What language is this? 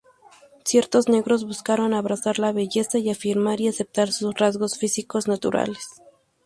Spanish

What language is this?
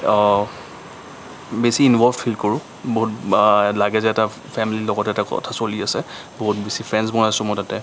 Assamese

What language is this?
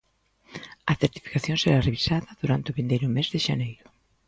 Galician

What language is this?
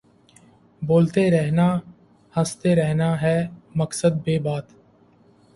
Urdu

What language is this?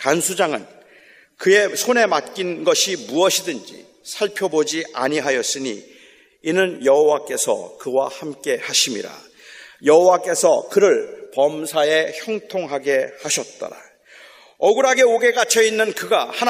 Korean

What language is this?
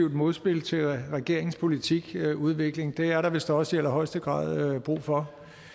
Danish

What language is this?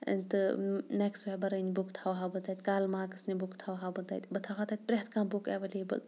Kashmiri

